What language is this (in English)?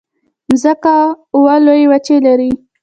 Pashto